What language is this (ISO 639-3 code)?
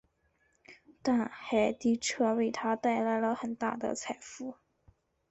zho